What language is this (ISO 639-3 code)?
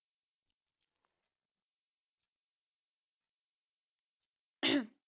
pan